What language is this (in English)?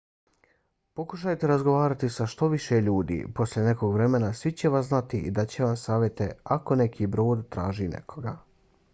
Bosnian